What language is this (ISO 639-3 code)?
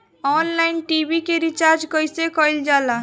bho